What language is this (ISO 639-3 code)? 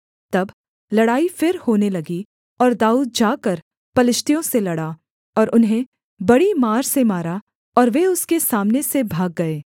hin